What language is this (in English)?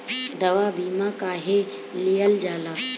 Bhojpuri